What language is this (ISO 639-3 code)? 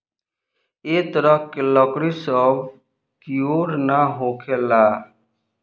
bho